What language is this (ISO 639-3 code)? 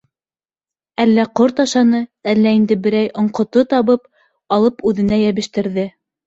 bak